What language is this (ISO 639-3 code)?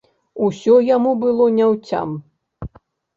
bel